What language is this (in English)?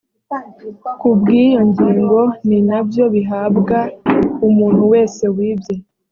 Kinyarwanda